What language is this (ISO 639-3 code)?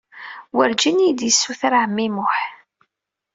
kab